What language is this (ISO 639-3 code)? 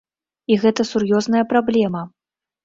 bel